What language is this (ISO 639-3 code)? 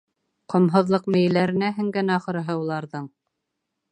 bak